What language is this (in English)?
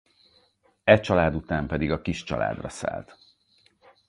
Hungarian